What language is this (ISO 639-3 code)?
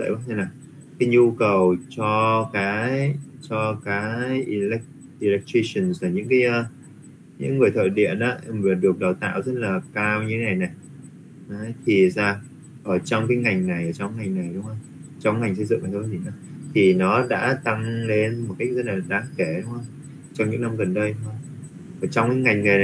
vie